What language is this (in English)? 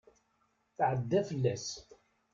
Kabyle